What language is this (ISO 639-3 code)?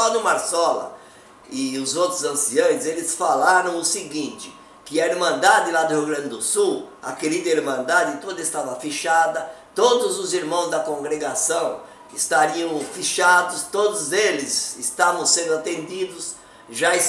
por